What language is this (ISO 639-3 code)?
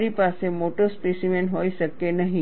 guj